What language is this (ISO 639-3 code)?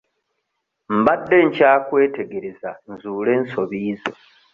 lug